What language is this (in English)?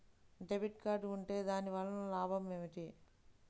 Telugu